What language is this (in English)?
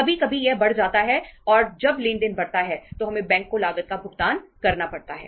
Hindi